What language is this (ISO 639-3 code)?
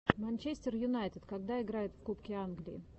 rus